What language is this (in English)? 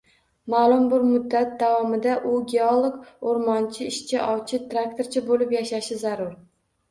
Uzbek